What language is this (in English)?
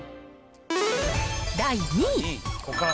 Japanese